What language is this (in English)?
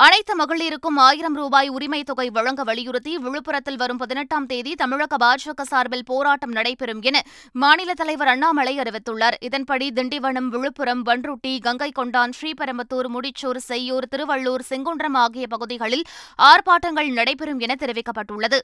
Tamil